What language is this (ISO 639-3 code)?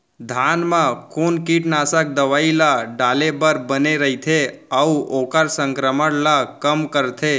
hne